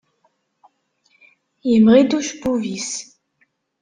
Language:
Kabyle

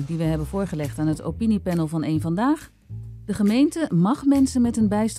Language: Dutch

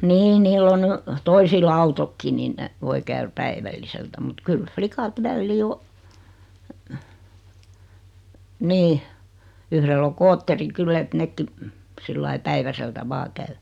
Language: Finnish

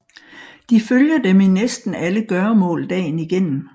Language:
Danish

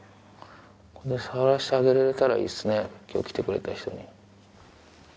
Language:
Japanese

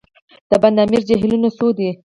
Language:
Pashto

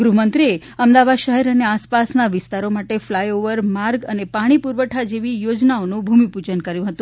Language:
Gujarati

